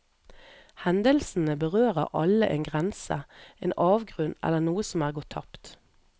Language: Norwegian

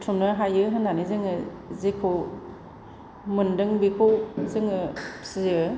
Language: Bodo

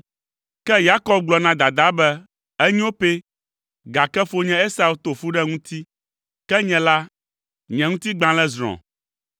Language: Ewe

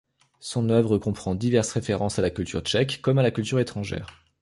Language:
French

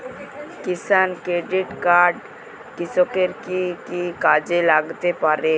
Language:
Bangla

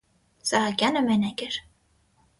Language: Armenian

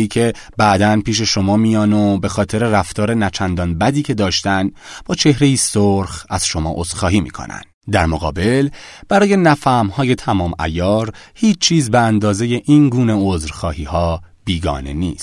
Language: Persian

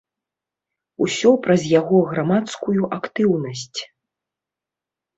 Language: Belarusian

